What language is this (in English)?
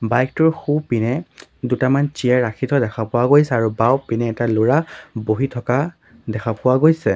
Assamese